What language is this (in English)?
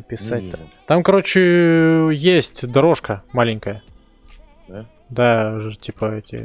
Russian